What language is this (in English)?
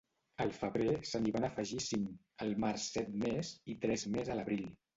Catalan